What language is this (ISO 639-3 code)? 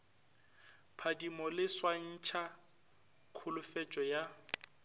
nso